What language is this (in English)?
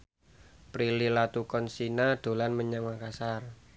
Javanese